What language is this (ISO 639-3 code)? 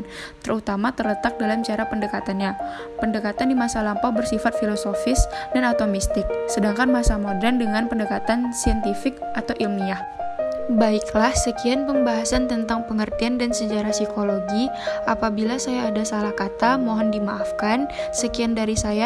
ind